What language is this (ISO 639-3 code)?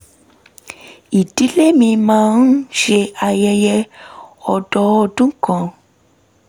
yor